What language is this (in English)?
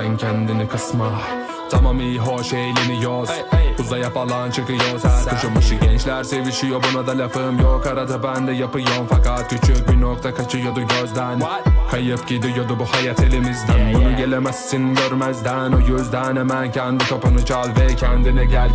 Turkish